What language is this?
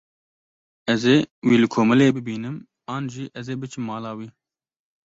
Kurdish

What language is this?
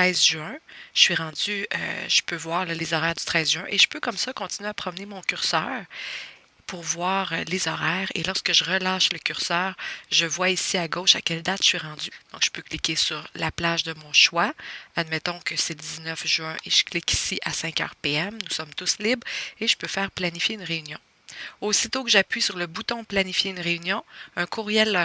French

